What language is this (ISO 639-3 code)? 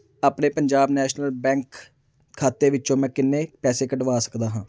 pan